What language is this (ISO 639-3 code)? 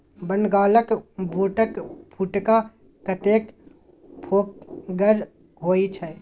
mai